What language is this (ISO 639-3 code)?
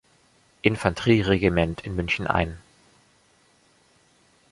deu